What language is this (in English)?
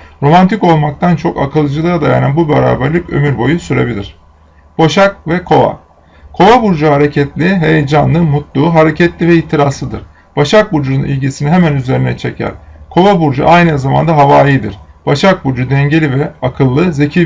Turkish